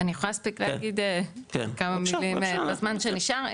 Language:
Hebrew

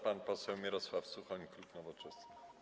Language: Polish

